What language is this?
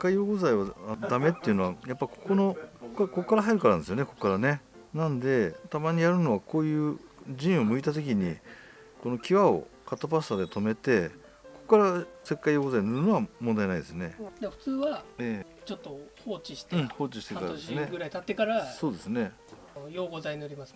Japanese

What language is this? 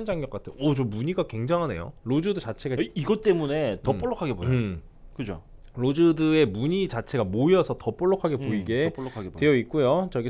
Korean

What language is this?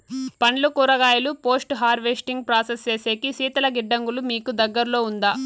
Telugu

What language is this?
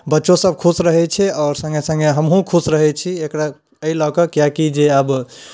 Maithili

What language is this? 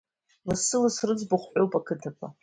Abkhazian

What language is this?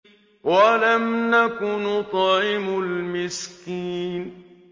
Arabic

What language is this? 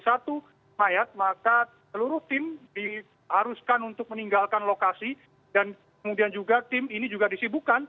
Indonesian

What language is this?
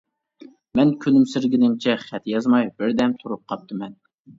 Uyghur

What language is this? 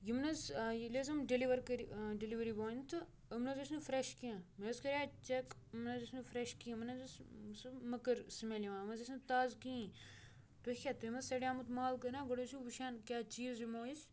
Kashmiri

